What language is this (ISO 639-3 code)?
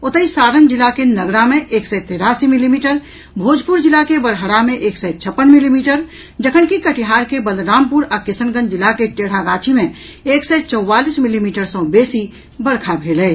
mai